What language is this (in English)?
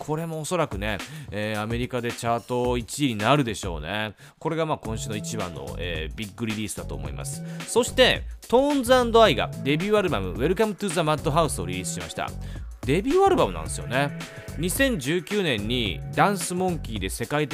Japanese